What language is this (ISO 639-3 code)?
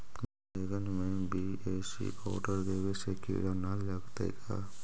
mag